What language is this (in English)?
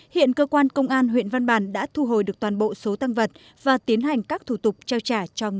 Vietnamese